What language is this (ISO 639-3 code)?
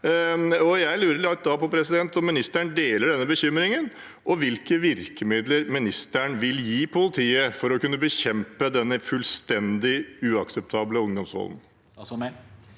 nor